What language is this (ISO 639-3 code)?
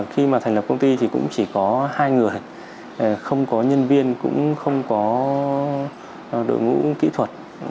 vie